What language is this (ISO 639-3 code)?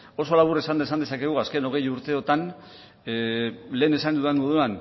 eus